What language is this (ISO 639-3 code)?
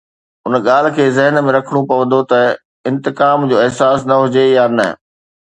snd